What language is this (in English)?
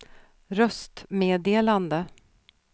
Swedish